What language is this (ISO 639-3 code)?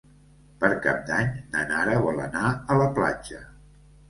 cat